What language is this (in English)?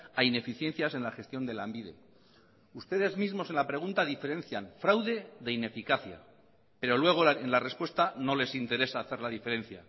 Spanish